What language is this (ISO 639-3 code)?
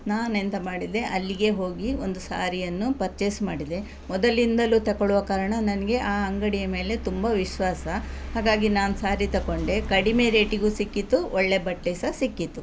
kan